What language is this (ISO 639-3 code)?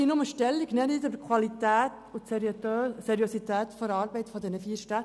gsw